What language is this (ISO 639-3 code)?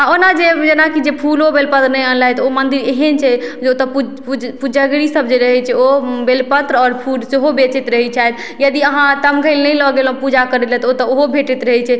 mai